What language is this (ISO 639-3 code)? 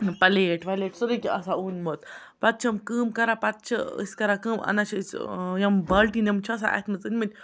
kas